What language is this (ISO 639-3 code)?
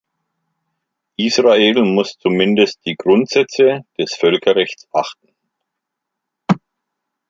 deu